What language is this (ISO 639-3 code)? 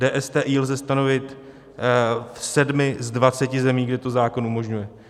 ces